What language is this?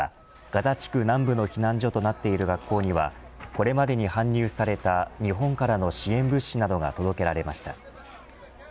Japanese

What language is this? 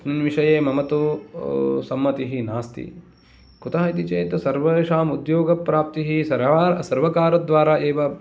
Sanskrit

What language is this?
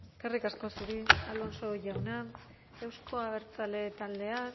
Basque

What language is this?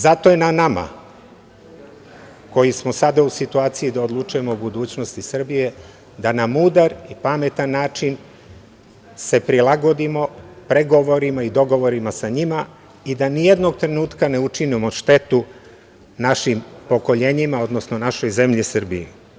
Serbian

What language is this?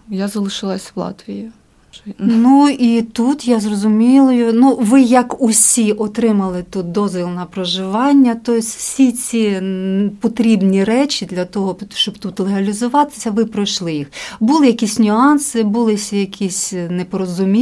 Ukrainian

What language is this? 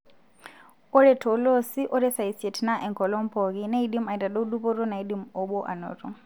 Masai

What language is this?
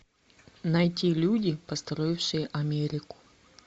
Russian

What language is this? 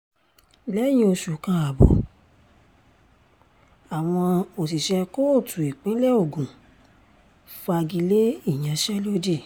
Yoruba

